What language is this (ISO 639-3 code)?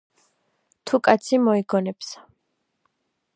kat